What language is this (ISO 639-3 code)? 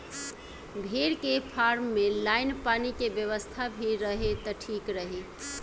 bho